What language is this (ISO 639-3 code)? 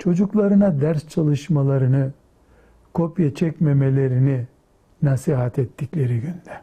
tur